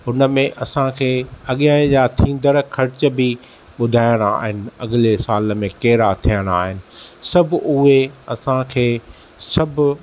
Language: Sindhi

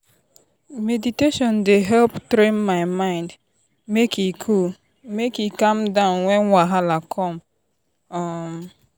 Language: Nigerian Pidgin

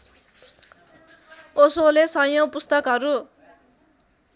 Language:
Nepali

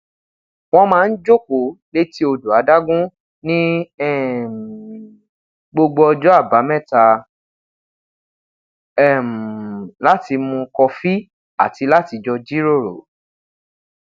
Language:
Yoruba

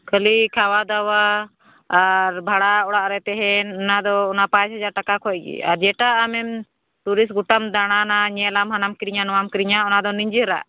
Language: Santali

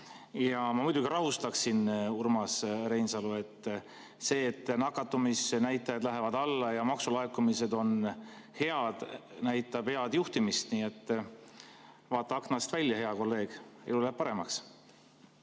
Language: Estonian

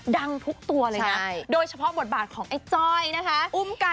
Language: Thai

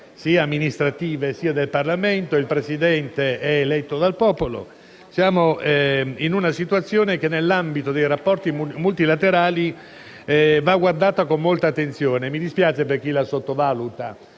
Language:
Italian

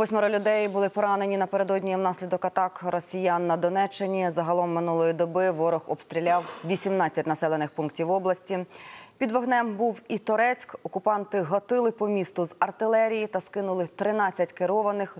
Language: Ukrainian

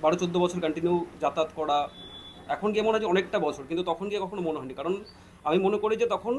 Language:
Bangla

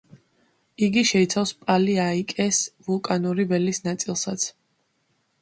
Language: Georgian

